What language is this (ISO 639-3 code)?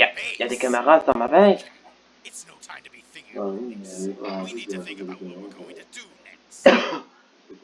fra